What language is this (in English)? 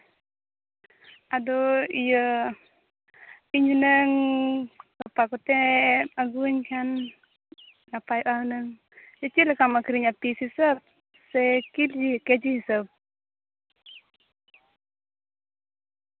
Santali